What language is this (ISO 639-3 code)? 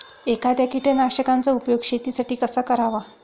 mar